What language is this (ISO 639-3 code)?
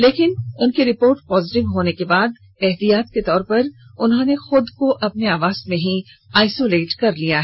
hin